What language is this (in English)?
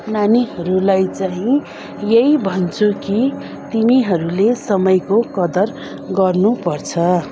Nepali